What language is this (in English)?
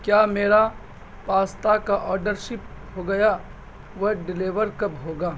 Urdu